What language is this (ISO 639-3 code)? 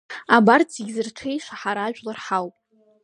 abk